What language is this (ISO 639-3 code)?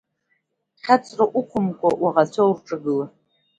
abk